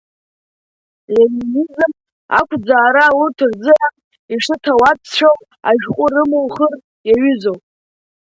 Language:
Abkhazian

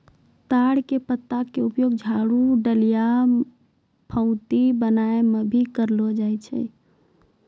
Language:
Maithili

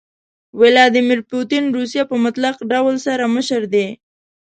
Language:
Pashto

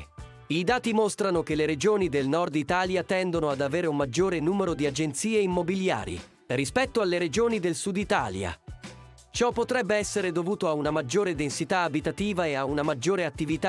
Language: Italian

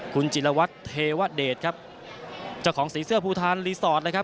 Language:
Thai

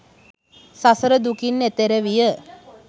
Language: Sinhala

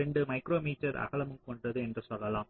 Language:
Tamil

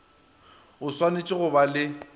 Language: Northern Sotho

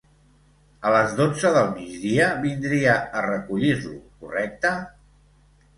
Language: Catalan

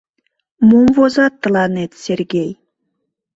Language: Mari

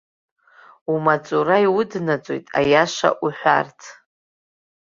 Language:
Abkhazian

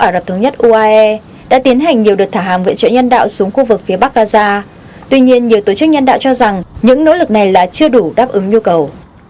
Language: Vietnamese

